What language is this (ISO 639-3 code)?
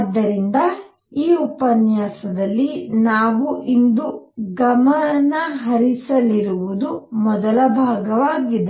kan